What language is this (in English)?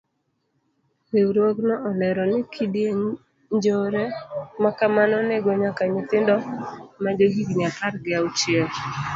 Luo (Kenya and Tanzania)